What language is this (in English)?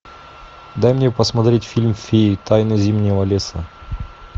Russian